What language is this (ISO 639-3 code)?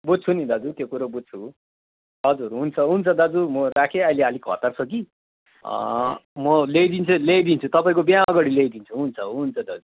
nep